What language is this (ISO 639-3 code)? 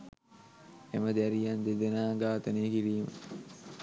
sin